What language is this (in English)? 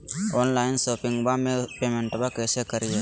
Magahi